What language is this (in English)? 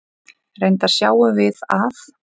Icelandic